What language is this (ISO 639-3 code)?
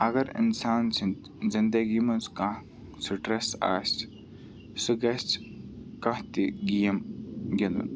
kas